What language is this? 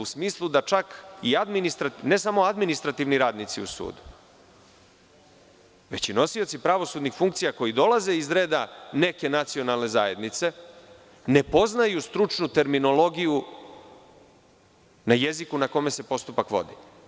Serbian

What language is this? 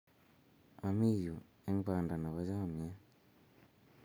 Kalenjin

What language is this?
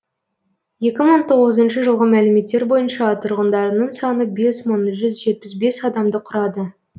Kazakh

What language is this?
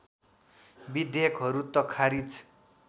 Nepali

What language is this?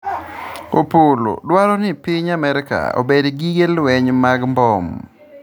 Luo (Kenya and Tanzania)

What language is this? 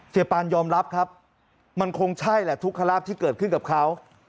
Thai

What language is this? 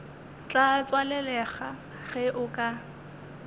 Northern Sotho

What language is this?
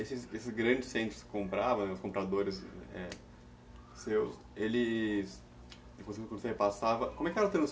Portuguese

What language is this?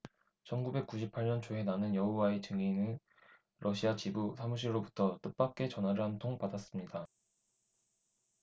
Korean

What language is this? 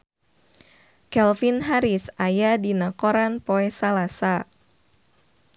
Sundanese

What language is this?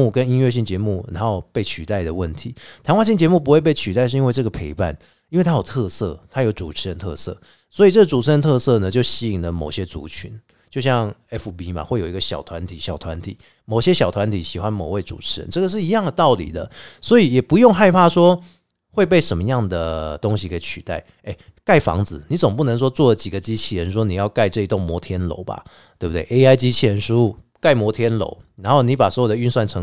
Chinese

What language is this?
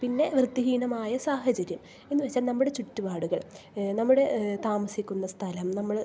Malayalam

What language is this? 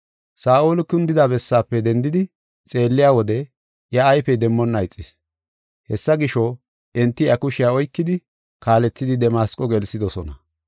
Gofa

